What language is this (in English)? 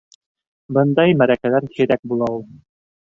Bashkir